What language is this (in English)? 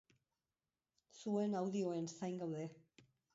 Basque